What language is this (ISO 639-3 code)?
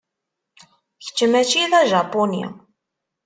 kab